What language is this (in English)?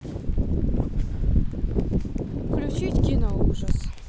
Russian